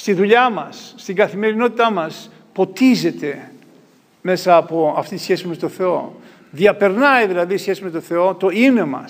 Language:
Greek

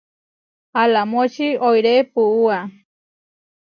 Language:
Huarijio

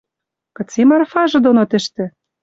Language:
Western Mari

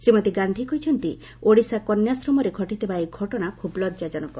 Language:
Odia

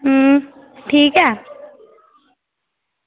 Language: Dogri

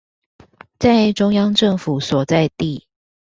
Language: Chinese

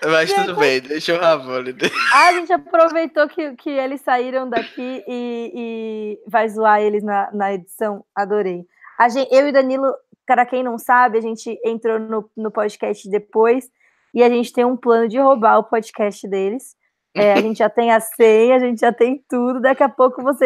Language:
Portuguese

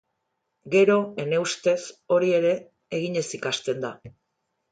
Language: Basque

